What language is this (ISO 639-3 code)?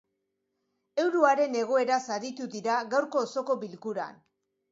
eus